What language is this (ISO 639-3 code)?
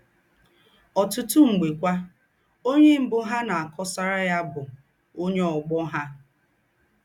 ibo